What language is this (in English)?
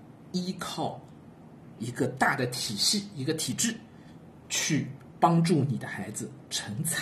Chinese